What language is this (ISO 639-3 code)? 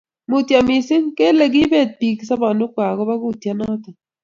kln